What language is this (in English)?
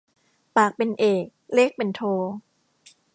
Thai